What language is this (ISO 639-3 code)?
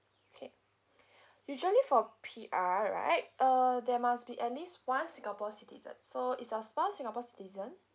eng